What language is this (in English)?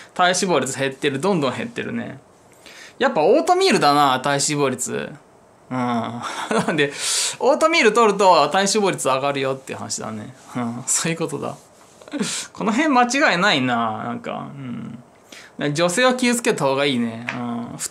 Japanese